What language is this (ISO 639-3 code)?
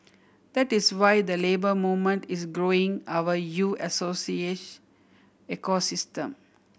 eng